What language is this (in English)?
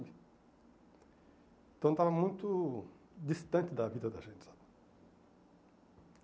Portuguese